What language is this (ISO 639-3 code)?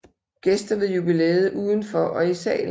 dan